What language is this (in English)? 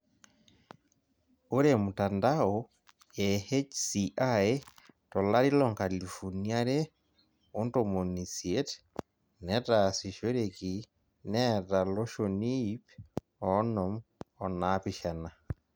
Masai